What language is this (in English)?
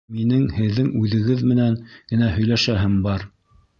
Bashkir